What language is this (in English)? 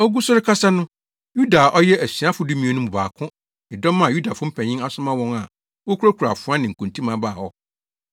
Akan